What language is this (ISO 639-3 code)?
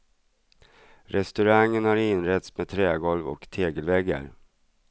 swe